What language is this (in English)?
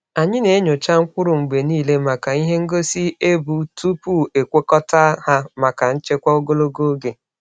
Igbo